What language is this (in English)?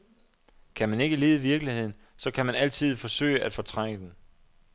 Danish